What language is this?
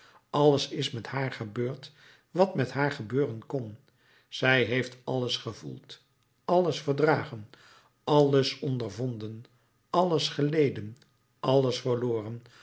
Dutch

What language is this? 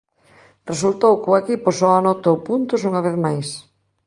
Galician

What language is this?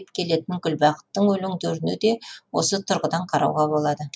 Kazakh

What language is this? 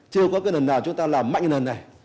Vietnamese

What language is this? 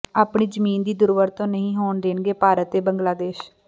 Punjabi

